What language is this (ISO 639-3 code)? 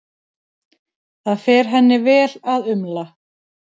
isl